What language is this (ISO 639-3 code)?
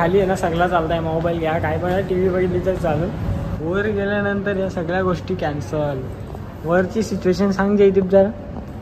mar